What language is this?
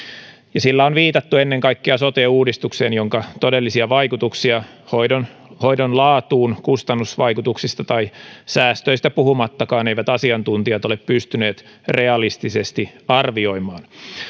Finnish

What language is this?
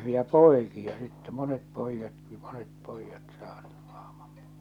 Finnish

